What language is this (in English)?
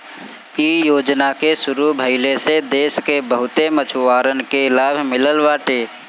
Bhojpuri